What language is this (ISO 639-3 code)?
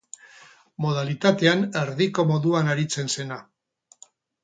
eus